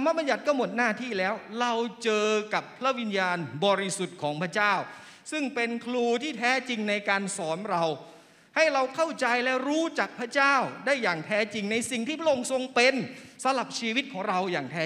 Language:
Thai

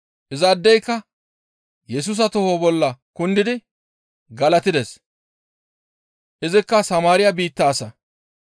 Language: Gamo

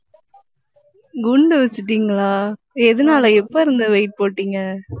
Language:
Tamil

